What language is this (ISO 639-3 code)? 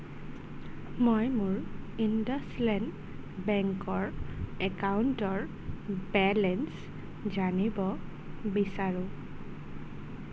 asm